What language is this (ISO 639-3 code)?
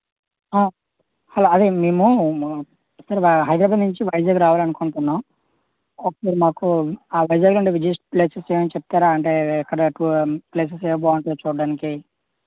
tel